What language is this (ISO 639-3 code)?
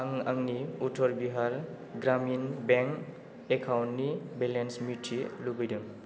brx